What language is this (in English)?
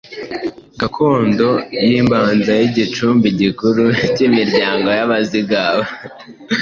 Kinyarwanda